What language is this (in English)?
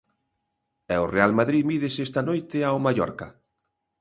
Galician